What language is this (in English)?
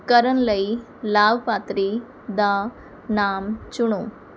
Punjabi